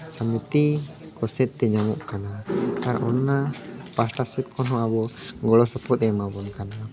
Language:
Santali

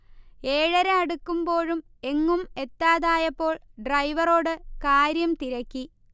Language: Malayalam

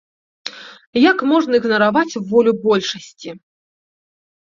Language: Belarusian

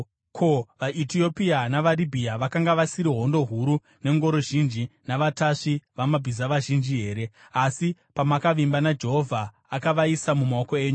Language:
Shona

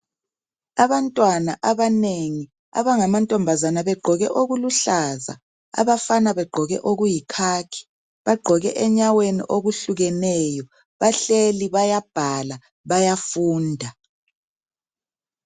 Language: North Ndebele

